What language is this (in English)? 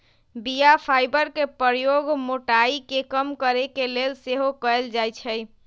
Magahi